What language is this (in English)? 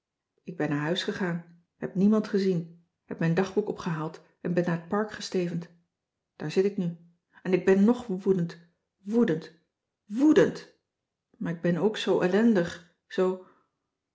Dutch